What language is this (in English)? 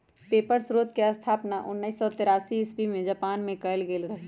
Magahi